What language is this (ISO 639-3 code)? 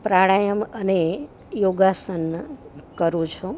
guj